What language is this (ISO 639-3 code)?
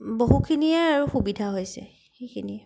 asm